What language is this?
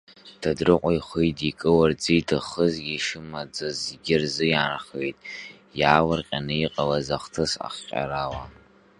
Abkhazian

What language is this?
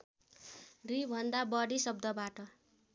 Nepali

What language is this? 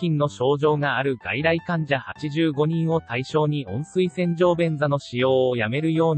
Japanese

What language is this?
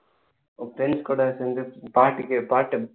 Tamil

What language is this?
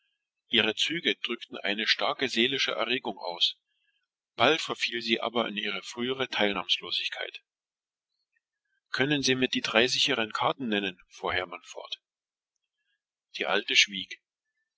German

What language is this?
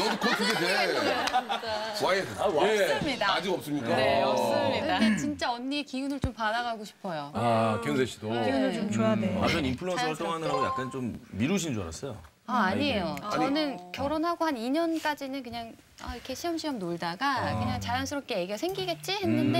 Korean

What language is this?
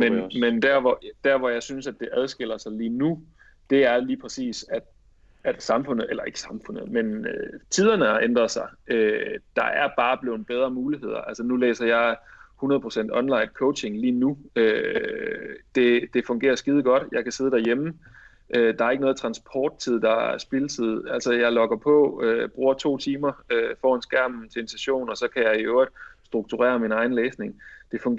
Danish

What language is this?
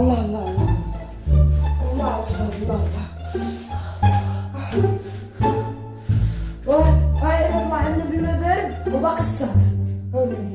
Arabic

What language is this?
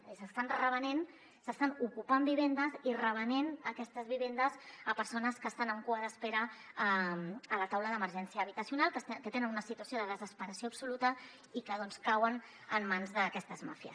Catalan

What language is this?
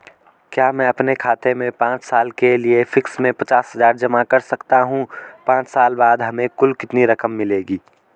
Hindi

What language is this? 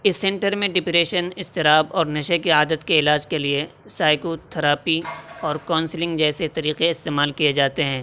Urdu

